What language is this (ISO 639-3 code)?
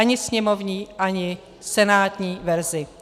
ces